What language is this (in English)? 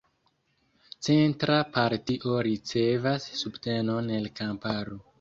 Esperanto